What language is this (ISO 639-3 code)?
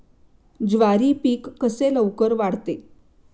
mar